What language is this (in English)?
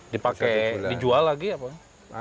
Indonesian